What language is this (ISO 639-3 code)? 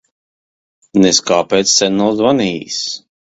lav